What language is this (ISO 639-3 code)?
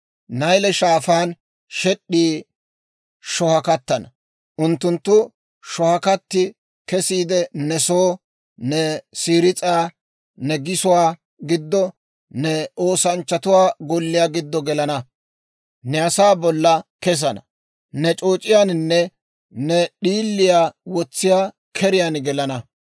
dwr